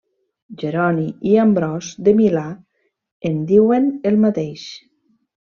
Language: Catalan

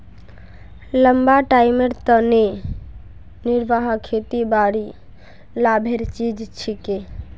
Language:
Magahi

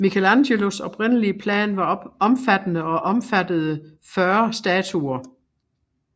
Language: Danish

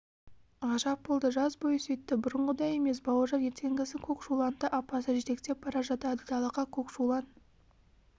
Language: Kazakh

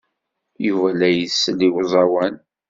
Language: Kabyle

